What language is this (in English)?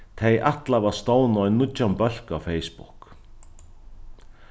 Faroese